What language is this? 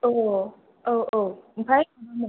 Bodo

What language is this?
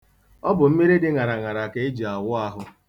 Igbo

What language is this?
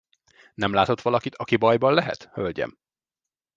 Hungarian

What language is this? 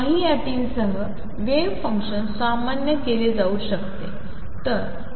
Marathi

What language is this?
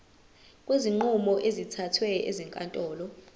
Zulu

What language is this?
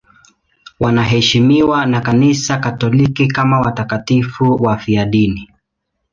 Swahili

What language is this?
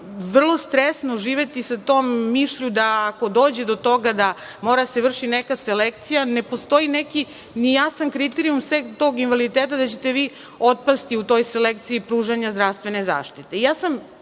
Serbian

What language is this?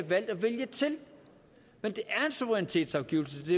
Danish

